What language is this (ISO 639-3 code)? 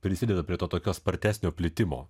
lit